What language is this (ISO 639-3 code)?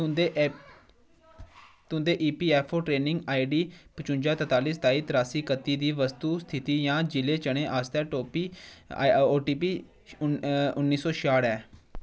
doi